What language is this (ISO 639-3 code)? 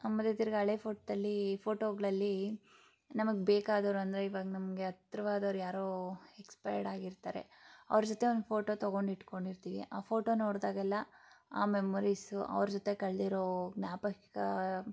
kan